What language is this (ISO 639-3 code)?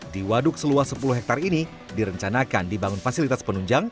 ind